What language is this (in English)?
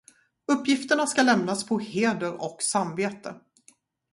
Swedish